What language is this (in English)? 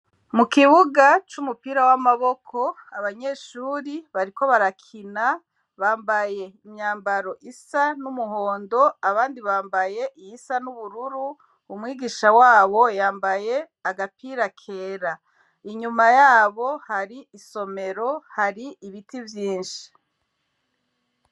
Rundi